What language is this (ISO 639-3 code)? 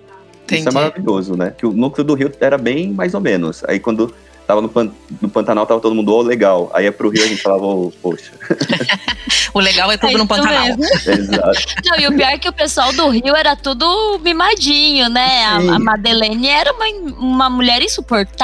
por